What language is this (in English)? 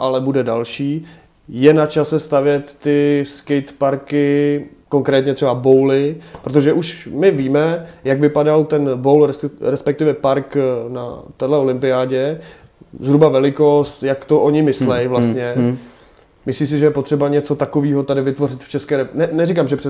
Czech